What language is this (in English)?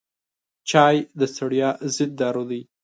Pashto